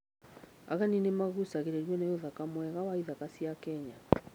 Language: Kikuyu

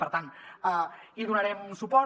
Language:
Catalan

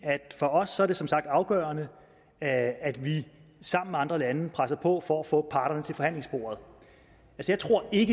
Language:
Danish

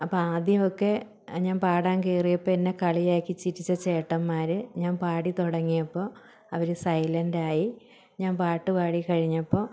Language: Malayalam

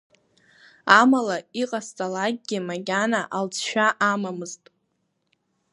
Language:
Abkhazian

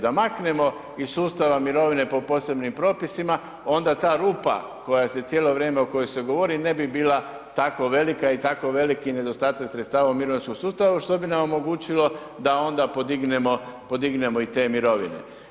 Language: Croatian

